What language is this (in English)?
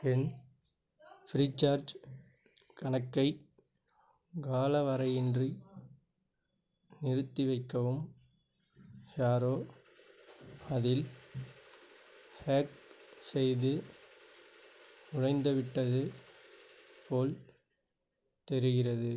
Tamil